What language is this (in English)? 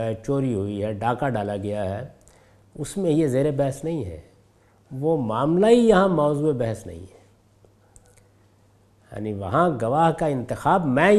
Urdu